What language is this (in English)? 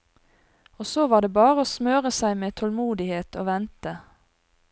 Norwegian